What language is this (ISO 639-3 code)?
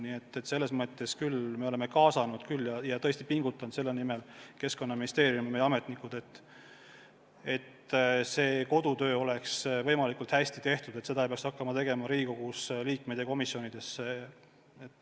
est